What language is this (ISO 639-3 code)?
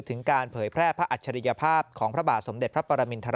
tha